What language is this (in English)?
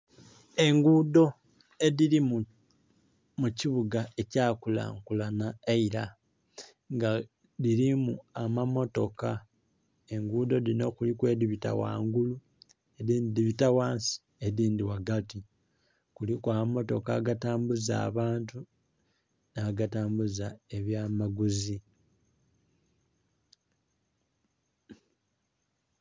Soga